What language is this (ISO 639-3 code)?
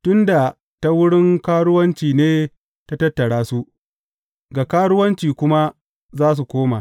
hau